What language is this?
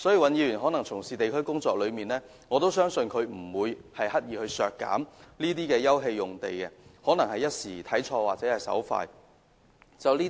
Cantonese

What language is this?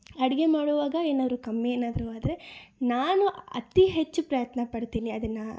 Kannada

